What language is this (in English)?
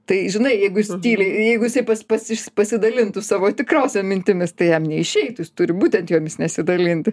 Lithuanian